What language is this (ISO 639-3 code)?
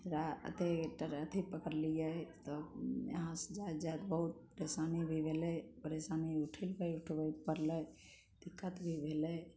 mai